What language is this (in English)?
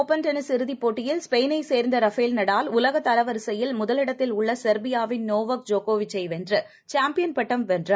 Tamil